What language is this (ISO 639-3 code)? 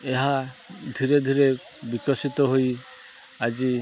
ori